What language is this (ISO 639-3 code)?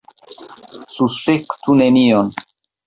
epo